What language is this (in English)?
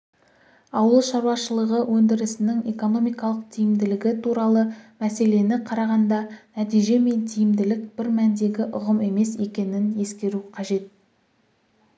Kazakh